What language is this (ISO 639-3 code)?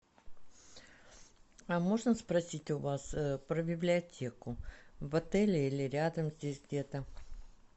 rus